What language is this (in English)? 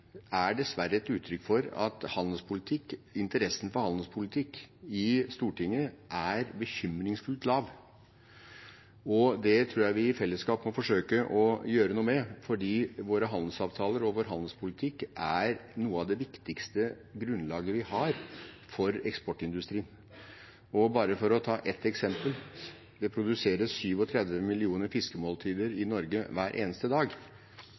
Norwegian Bokmål